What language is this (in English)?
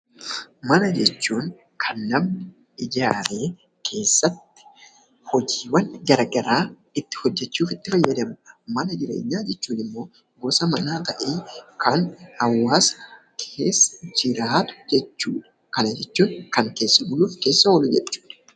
Oromo